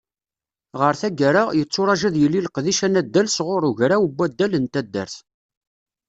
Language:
Kabyle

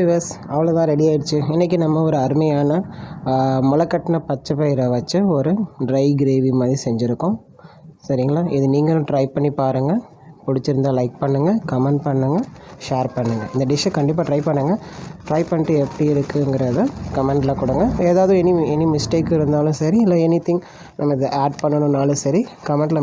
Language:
Tamil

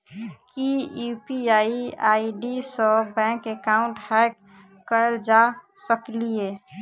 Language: Maithili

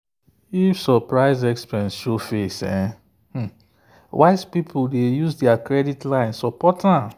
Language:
Nigerian Pidgin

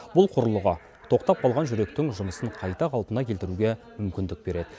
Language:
Kazakh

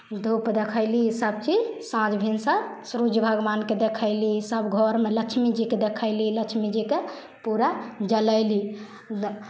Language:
Maithili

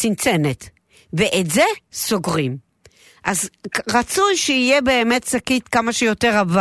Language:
Hebrew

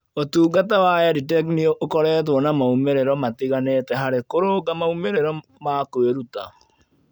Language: Kikuyu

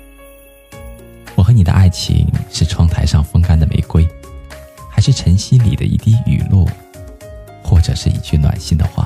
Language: Chinese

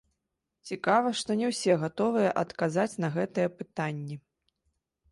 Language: Belarusian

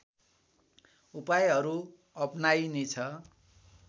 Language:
Nepali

